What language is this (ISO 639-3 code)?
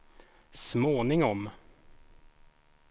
swe